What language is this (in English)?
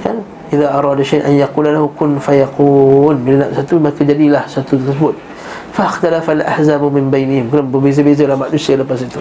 Malay